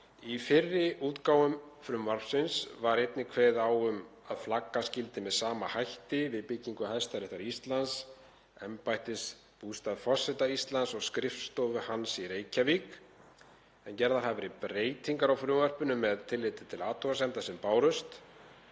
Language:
Icelandic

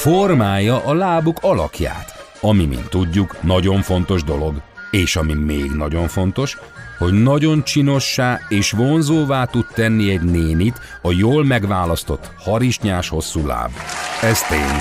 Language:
Hungarian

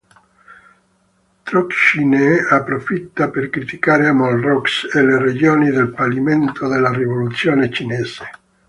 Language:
Italian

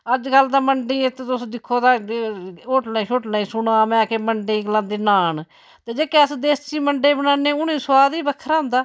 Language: Dogri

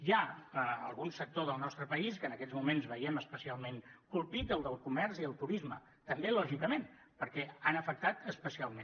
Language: Catalan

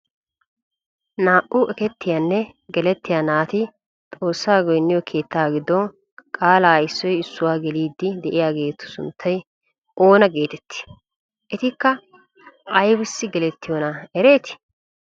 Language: Wolaytta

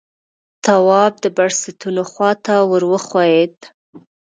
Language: Pashto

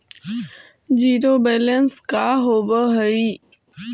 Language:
Magahi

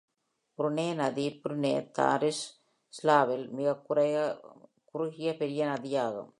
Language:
Tamil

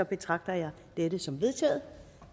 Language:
Danish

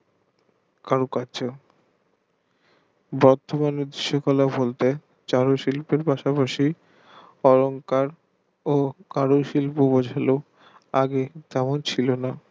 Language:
Bangla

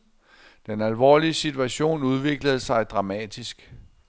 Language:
Danish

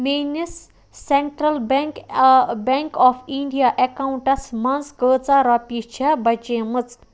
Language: Kashmiri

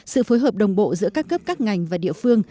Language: Vietnamese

